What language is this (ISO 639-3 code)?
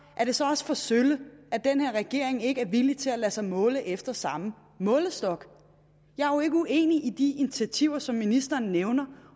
dan